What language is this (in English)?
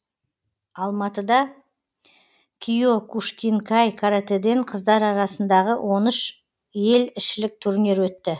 Kazakh